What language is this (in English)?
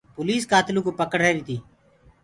Gurgula